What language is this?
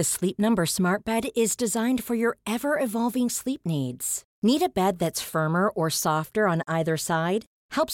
Swedish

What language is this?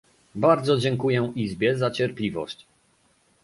Polish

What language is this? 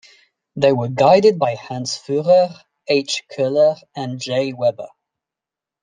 English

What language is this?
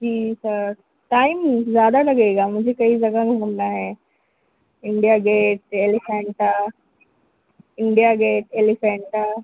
Urdu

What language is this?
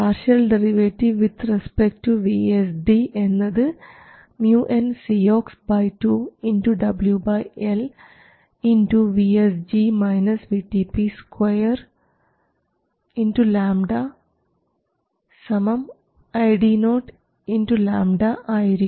Malayalam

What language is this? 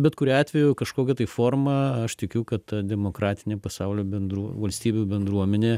Lithuanian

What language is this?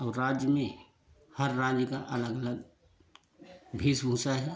Hindi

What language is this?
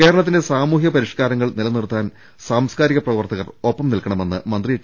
Malayalam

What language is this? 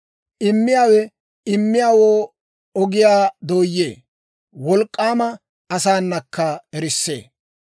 Dawro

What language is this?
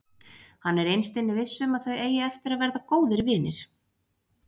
Icelandic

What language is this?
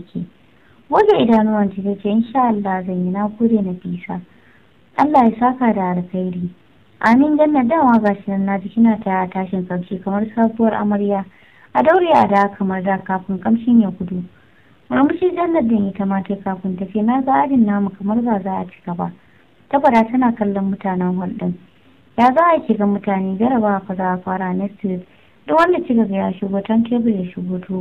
Romanian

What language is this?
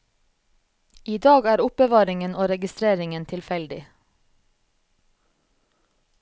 Norwegian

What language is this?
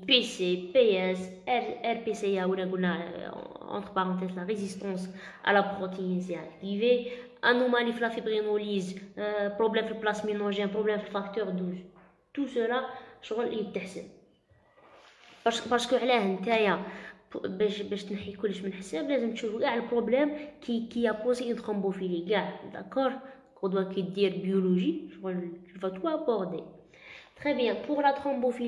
French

